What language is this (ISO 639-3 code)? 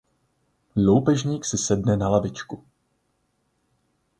ces